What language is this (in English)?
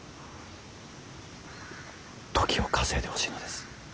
Japanese